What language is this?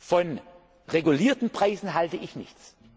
German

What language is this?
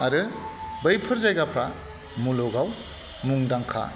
Bodo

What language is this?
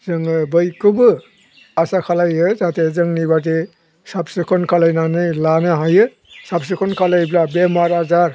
Bodo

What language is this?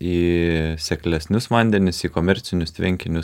Lithuanian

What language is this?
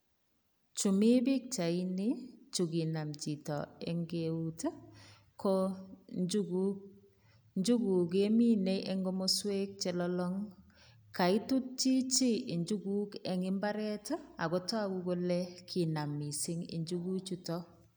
Kalenjin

